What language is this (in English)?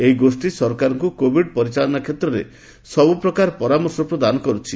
Odia